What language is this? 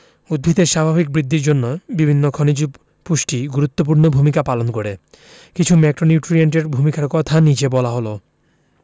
Bangla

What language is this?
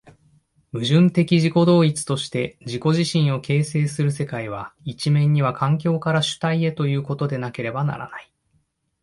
Japanese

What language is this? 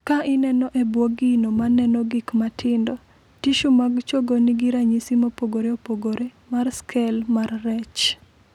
Luo (Kenya and Tanzania)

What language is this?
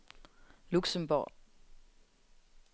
Danish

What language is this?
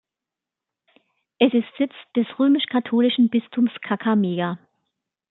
German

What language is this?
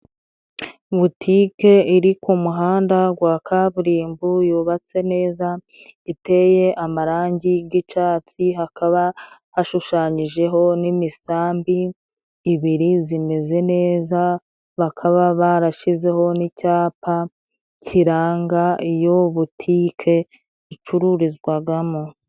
Kinyarwanda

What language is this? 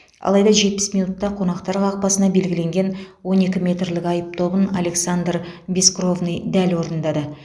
Kazakh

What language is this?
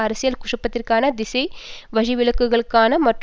Tamil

